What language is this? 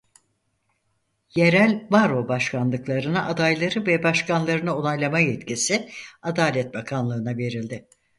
Turkish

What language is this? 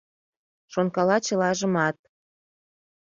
Mari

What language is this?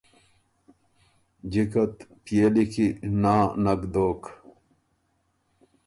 Ormuri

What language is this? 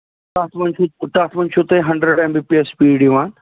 Kashmiri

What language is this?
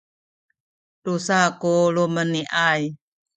Sakizaya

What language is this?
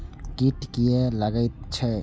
Maithili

